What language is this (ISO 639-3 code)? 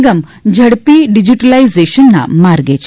guj